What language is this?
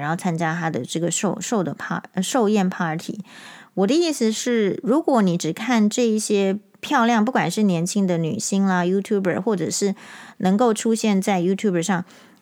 Chinese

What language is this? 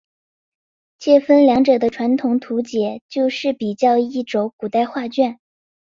Chinese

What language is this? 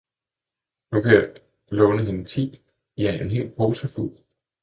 Danish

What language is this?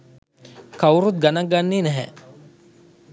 Sinhala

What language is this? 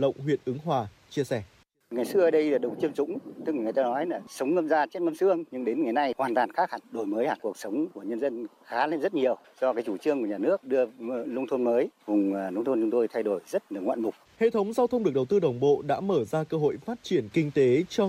Vietnamese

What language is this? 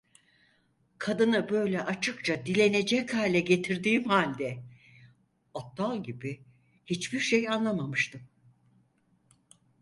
Turkish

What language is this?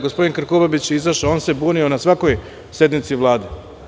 Serbian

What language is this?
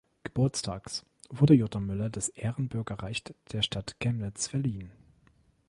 German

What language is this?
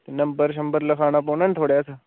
Dogri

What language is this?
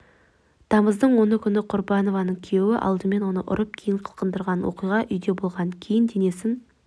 Kazakh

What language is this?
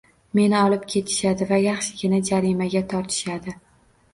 Uzbek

